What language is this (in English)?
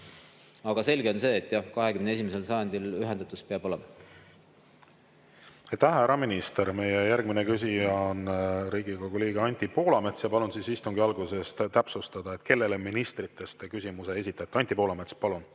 Estonian